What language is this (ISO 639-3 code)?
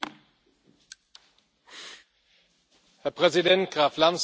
deu